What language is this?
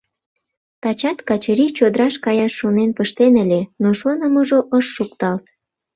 Mari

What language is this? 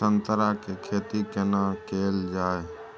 Maithili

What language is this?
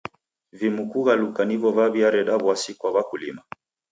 Taita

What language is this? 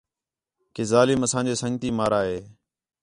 Khetrani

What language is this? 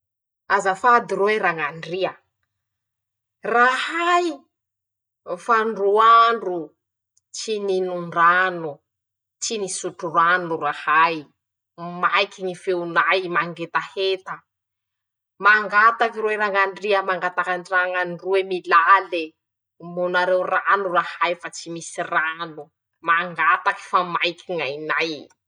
Masikoro Malagasy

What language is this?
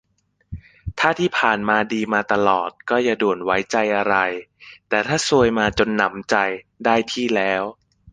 Thai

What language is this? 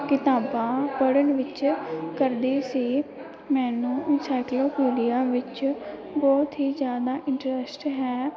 Punjabi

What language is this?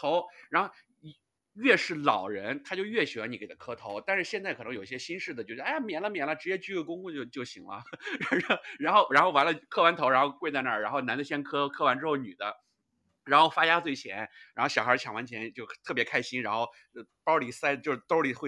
Chinese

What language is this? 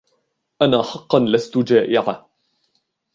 Arabic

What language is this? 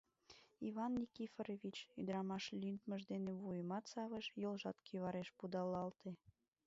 Mari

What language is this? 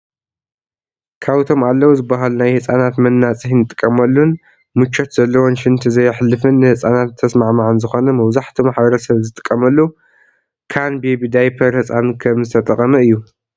Tigrinya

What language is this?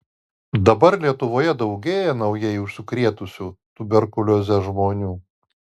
Lithuanian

